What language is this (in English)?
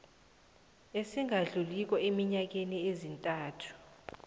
South Ndebele